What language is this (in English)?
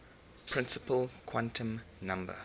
English